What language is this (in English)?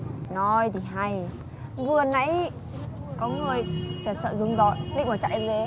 Vietnamese